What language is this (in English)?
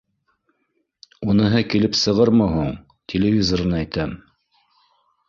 Bashkir